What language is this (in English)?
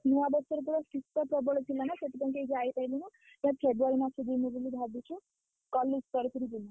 Odia